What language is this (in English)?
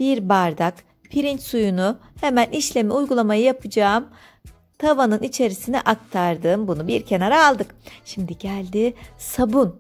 Turkish